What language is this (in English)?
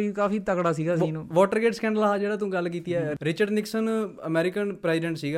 Punjabi